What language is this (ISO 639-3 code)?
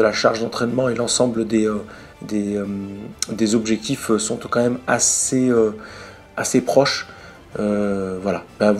fra